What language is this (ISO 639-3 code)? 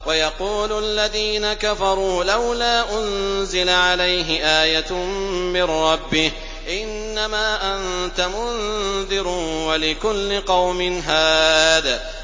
ara